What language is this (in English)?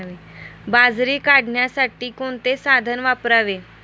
Marathi